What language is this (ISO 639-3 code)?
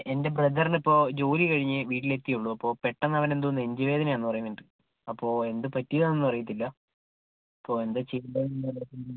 mal